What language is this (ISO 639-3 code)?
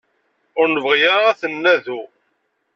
kab